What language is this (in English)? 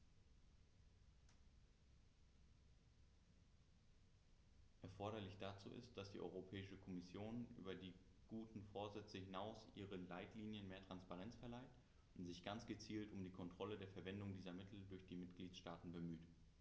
German